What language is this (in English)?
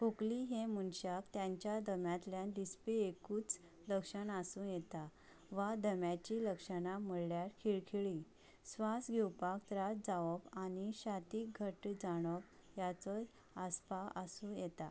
Konkani